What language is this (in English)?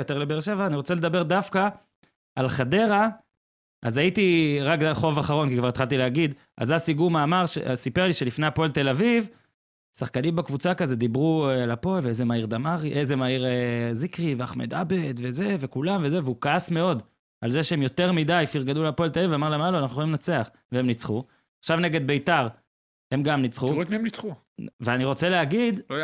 Hebrew